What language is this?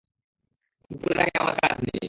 Bangla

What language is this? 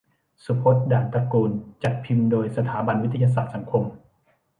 Thai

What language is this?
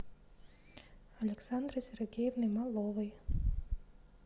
Russian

